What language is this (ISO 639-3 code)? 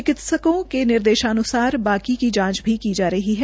hin